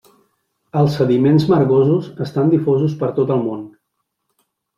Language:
Catalan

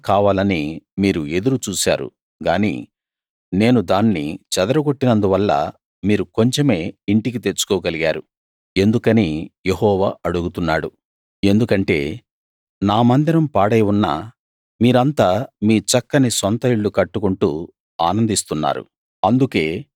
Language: Telugu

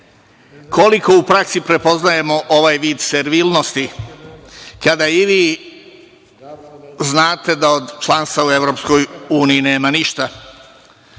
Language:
Serbian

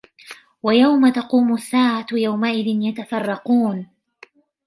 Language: Arabic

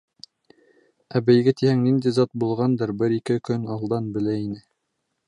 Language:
Bashkir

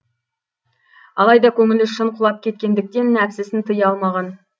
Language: Kazakh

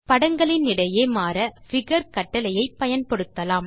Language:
Tamil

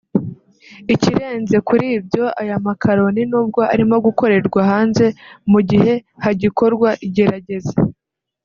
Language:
Kinyarwanda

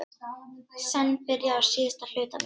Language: Icelandic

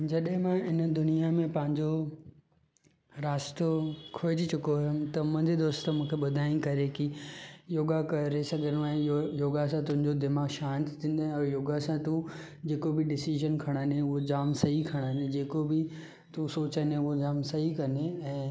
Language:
Sindhi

